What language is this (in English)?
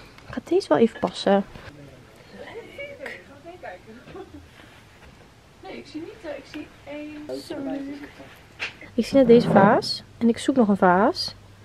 Dutch